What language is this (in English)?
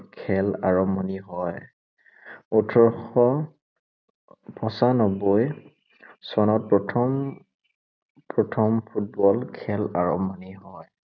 Assamese